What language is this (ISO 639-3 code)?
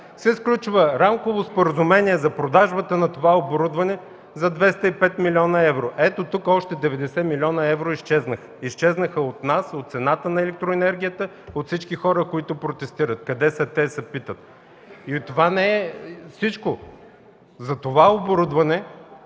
bul